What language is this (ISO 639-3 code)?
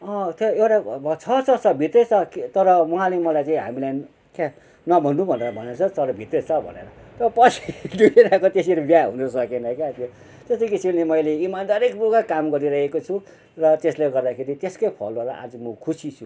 nep